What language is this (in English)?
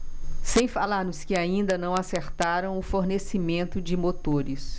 Portuguese